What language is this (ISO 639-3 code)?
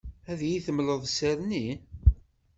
kab